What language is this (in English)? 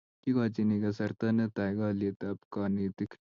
Kalenjin